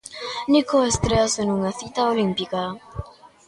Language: Galician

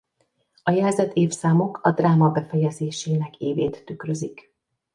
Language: Hungarian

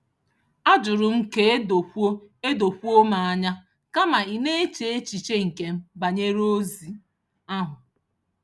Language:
Igbo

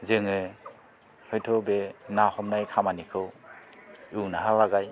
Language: Bodo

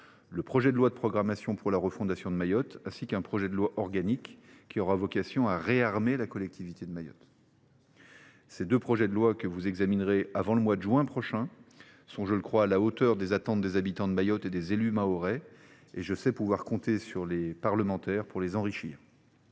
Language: French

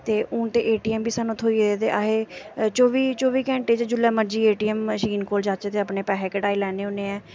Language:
Dogri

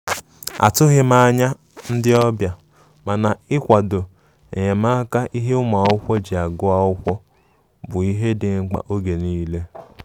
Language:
Igbo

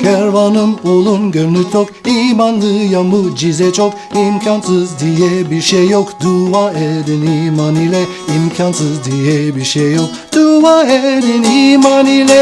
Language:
Turkish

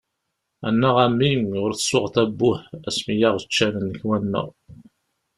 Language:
Kabyle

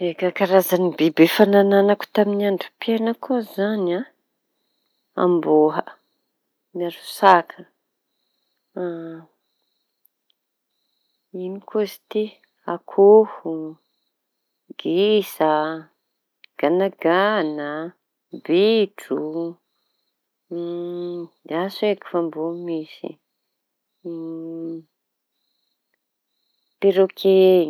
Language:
Tanosy Malagasy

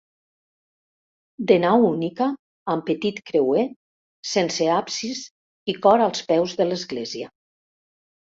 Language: Catalan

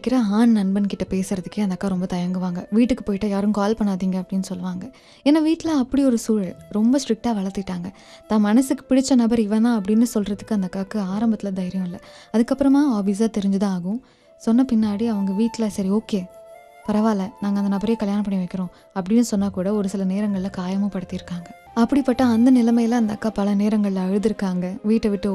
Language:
Tamil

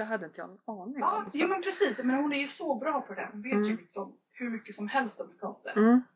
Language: Swedish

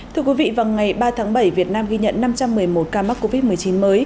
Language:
Vietnamese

